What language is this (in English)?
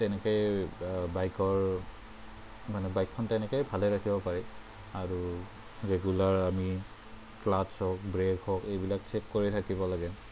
Assamese